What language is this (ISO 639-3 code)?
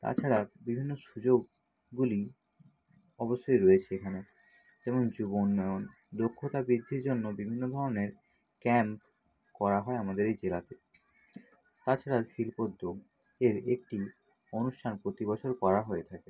ben